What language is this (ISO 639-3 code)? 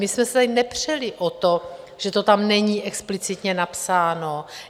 ces